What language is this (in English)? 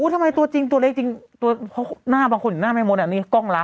Thai